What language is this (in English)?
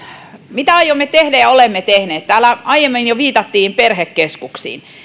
Finnish